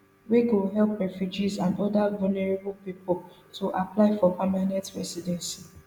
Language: Nigerian Pidgin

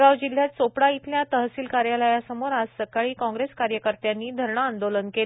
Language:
Marathi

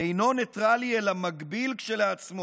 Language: Hebrew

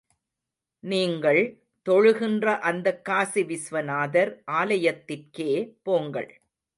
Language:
Tamil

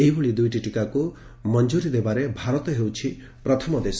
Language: Odia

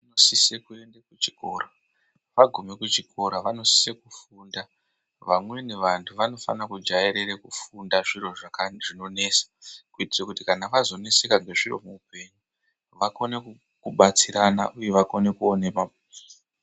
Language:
Ndau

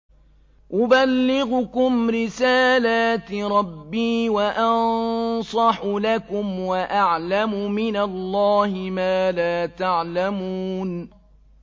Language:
Arabic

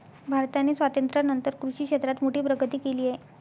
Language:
Marathi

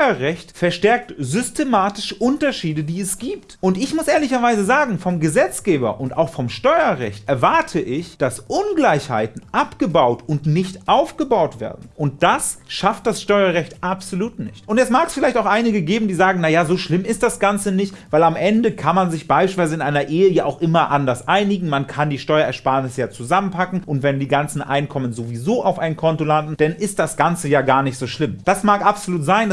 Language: German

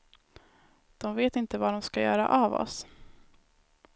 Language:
Swedish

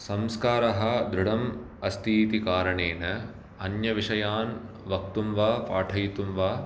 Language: Sanskrit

